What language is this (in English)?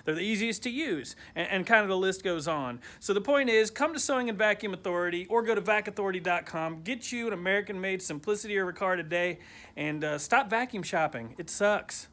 English